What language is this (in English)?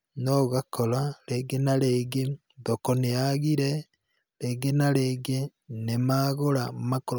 Kikuyu